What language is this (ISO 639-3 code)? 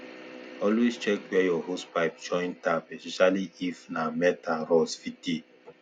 pcm